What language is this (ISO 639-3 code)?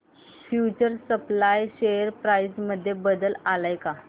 mar